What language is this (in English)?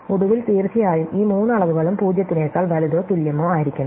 Malayalam